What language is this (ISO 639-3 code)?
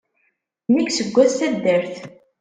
kab